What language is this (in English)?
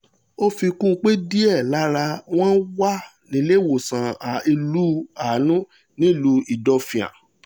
Yoruba